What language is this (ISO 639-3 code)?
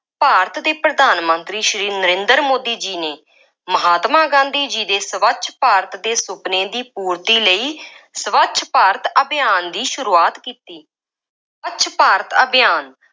pan